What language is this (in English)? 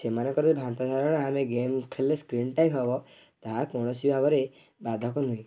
Odia